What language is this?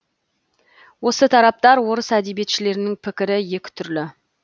Kazakh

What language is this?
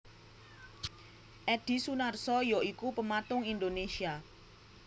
Javanese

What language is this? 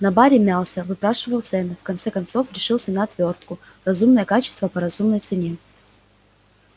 Russian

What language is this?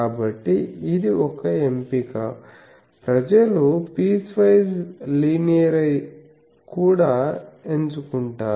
Telugu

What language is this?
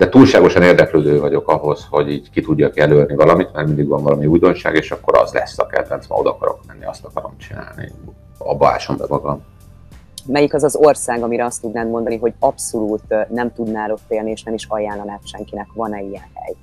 Hungarian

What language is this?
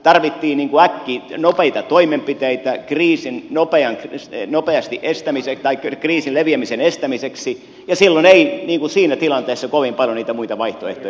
Finnish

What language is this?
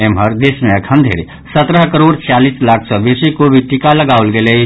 Maithili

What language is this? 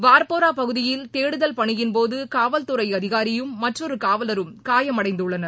Tamil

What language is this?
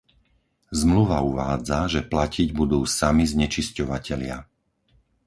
Slovak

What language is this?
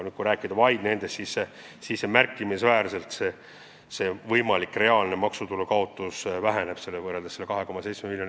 Estonian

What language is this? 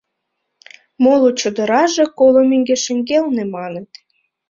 Mari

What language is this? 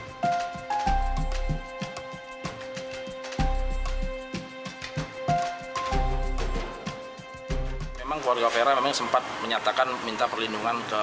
Indonesian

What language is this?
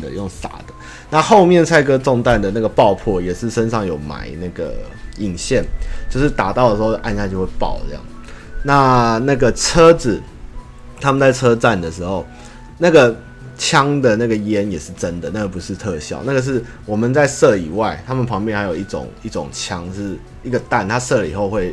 Chinese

